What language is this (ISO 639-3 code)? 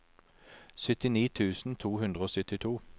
nor